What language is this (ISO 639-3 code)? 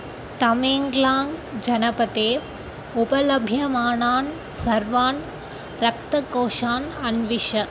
san